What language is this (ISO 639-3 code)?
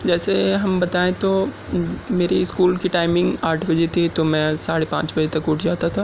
urd